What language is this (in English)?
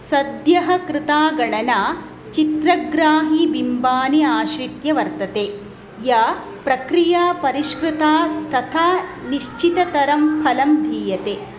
Sanskrit